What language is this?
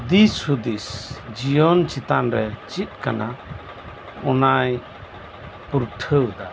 Santali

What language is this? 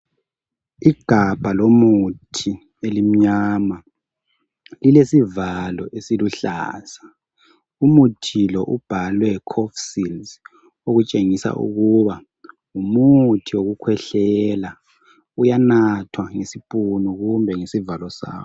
North Ndebele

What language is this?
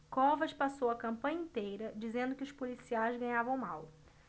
Portuguese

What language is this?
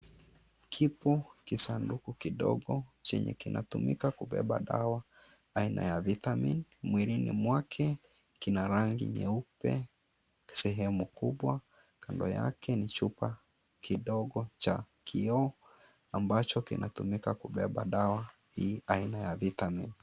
Swahili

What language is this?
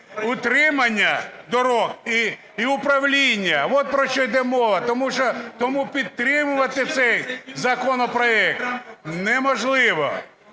Ukrainian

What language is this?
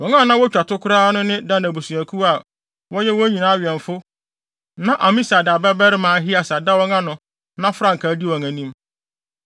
Akan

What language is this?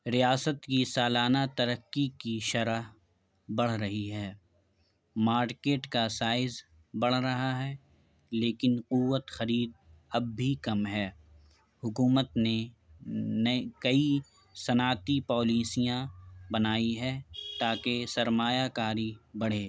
Urdu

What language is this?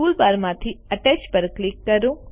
Gujarati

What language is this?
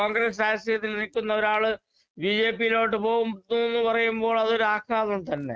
Malayalam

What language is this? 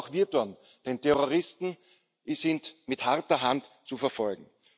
German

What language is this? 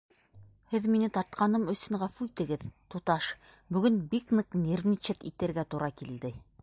Bashkir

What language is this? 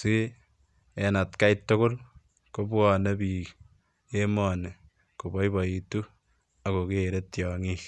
Kalenjin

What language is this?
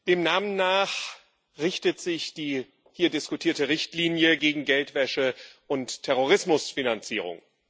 German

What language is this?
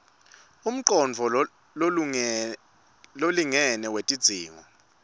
Swati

